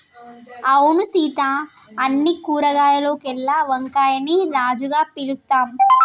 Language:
Telugu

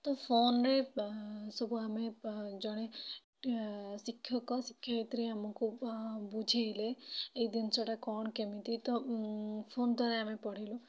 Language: Odia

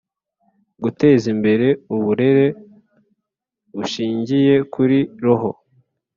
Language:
Kinyarwanda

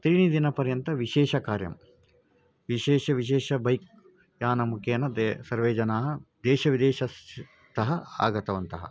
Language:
Sanskrit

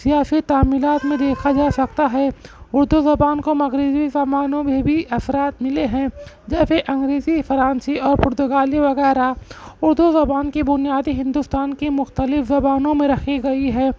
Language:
Urdu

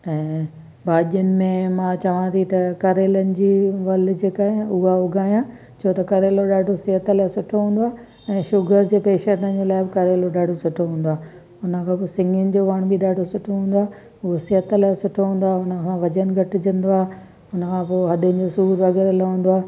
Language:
Sindhi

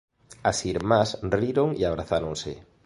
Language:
Galician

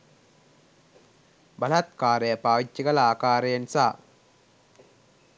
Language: Sinhala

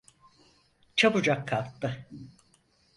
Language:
Turkish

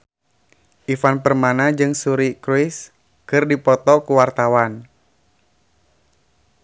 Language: Sundanese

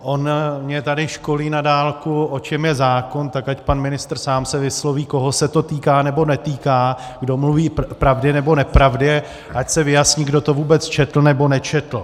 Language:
Czech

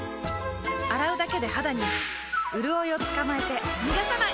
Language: Japanese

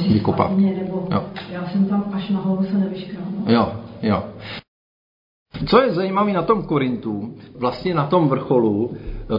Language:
Czech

